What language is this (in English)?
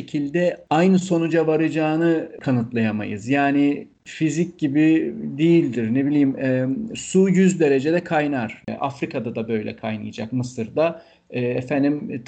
Turkish